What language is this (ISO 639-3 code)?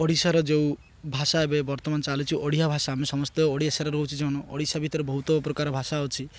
ori